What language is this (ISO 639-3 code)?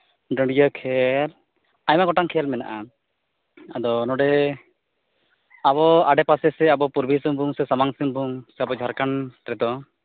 sat